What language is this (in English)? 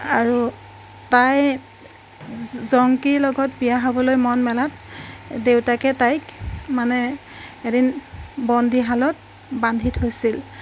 Assamese